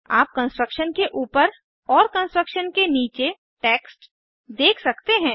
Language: Hindi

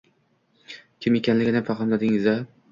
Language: Uzbek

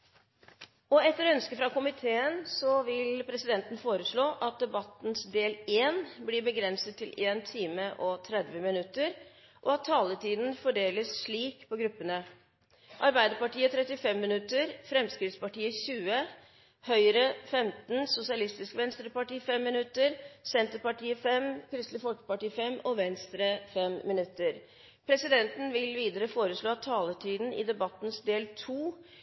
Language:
Norwegian Bokmål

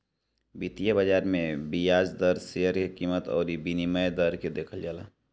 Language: Bhojpuri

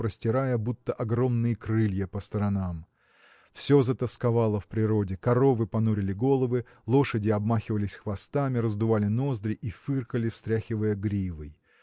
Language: Russian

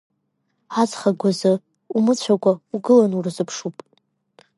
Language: Abkhazian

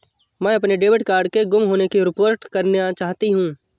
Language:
Hindi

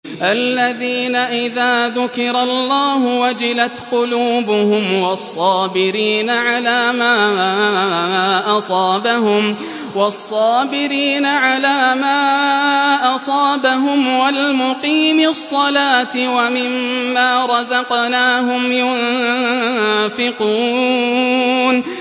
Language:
Arabic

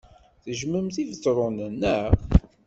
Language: Kabyle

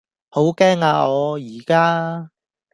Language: Cantonese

